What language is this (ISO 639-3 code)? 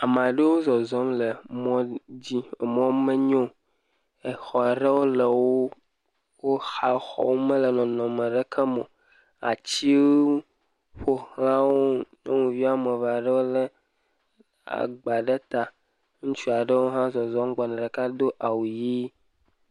ewe